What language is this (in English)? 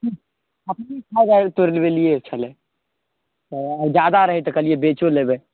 Maithili